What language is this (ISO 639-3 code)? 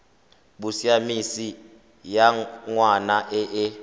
tsn